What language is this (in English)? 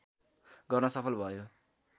Nepali